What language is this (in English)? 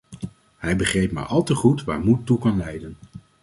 Dutch